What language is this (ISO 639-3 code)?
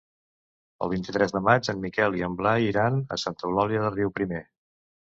cat